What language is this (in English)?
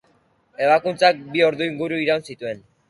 Basque